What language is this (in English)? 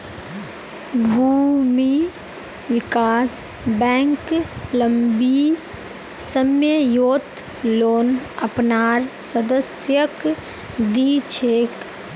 Magahi